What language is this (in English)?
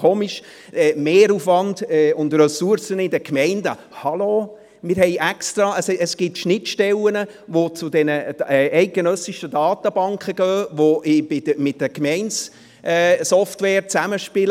Swiss German